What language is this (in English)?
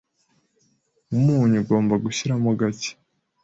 Kinyarwanda